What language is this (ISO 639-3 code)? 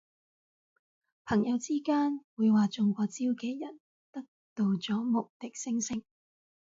yue